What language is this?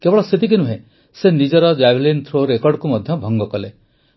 Odia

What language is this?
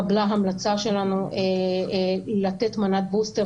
Hebrew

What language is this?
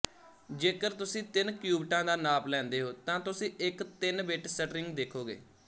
Punjabi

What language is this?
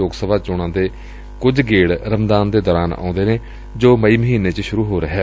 Punjabi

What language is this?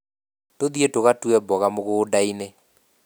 Kikuyu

